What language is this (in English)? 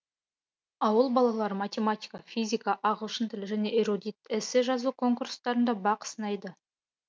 Kazakh